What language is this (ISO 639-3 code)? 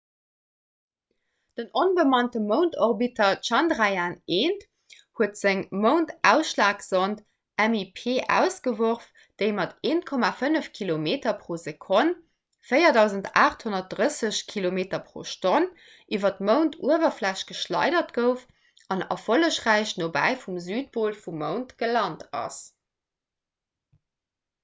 ltz